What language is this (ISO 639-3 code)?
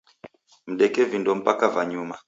dav